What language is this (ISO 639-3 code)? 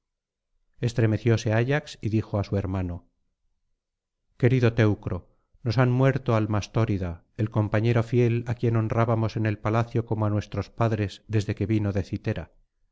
spa